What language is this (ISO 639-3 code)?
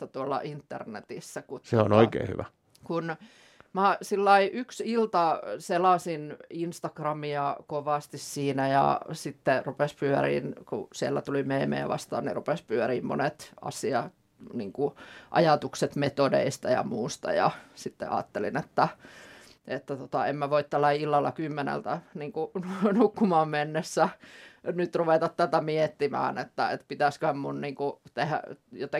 fin